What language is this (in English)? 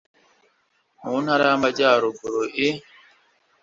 Kinyarwanda